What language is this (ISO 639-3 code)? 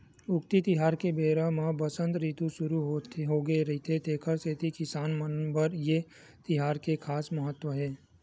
hne